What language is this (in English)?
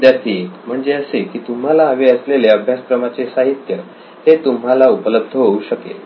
Marathi